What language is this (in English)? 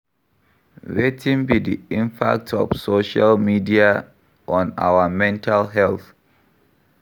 Nigerian Pidgin